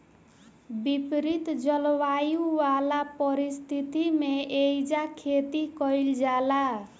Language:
Bhojpuri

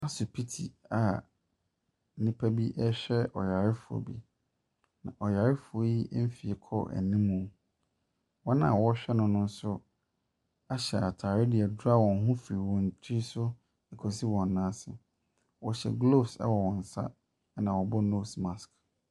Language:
Akan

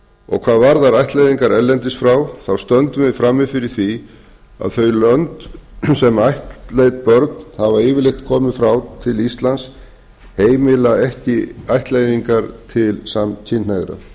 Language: Icelandic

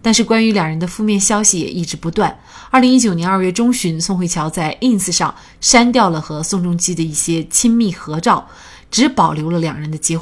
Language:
Chinese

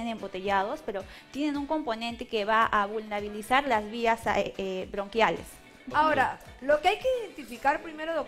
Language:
Spanish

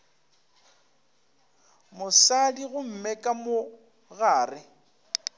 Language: Northern Sotho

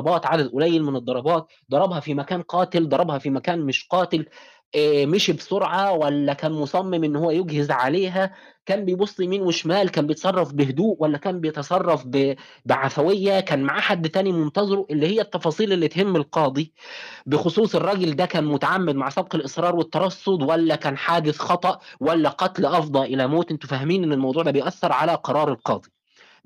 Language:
Arabic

